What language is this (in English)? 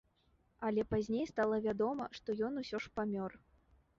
Belarusian